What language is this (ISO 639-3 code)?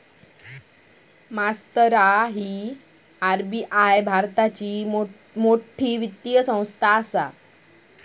mar